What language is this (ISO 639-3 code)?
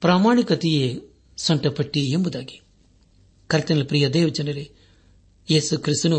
kan